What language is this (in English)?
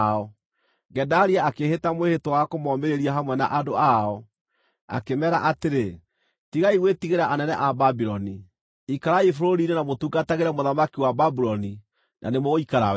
Kikuyu